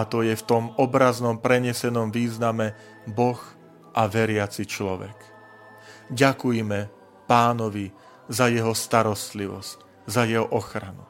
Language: Slovak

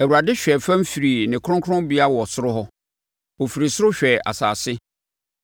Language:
Akan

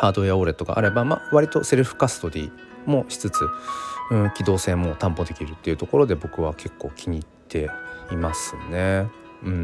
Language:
Japanese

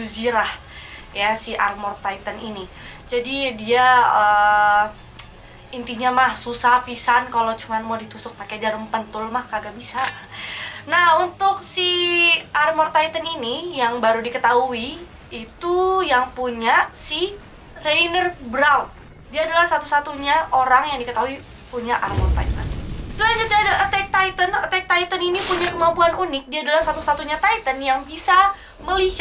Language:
Indonesian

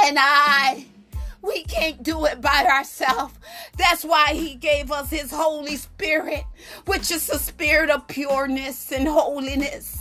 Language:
English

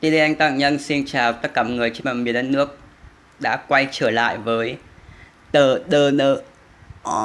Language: Vietnamese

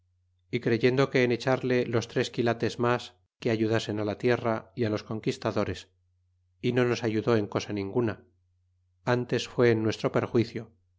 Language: Spanish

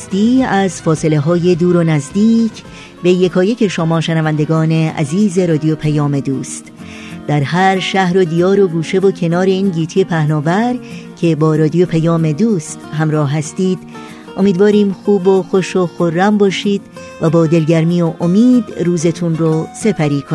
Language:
Persian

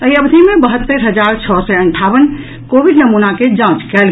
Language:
Maithili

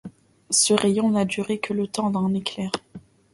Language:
French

